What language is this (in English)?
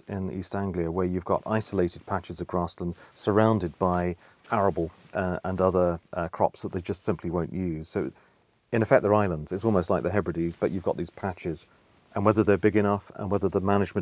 English